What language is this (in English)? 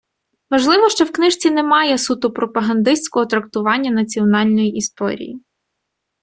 Ukrainian